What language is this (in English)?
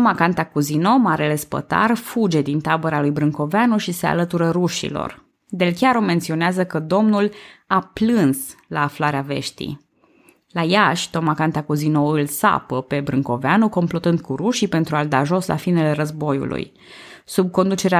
Romanian